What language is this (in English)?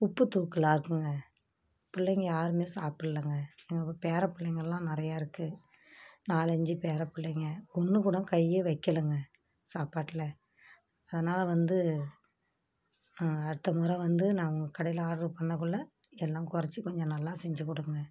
Tamil